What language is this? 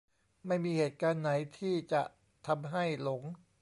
Thai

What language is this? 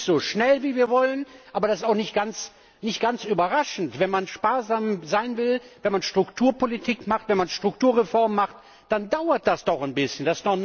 German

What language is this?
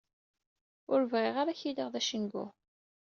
Kabyle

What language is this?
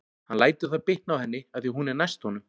Icelandic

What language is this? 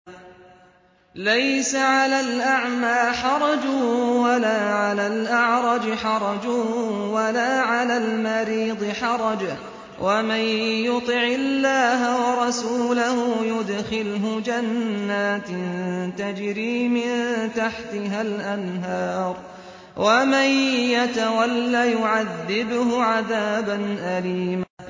Arabic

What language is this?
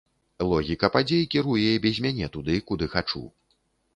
Belarusian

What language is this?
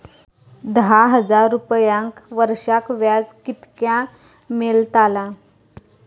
Marathi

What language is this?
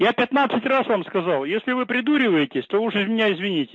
Russian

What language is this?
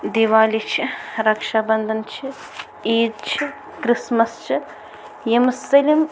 Kashmiri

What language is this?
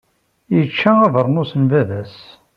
Kabyle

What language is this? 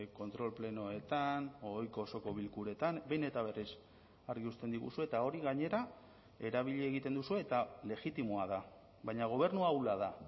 Basque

